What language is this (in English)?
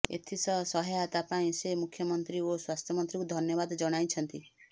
Odia